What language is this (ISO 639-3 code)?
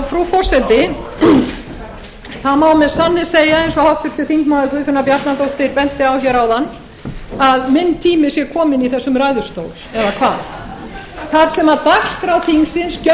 isl